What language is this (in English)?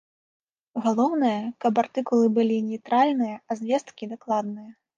Belarusian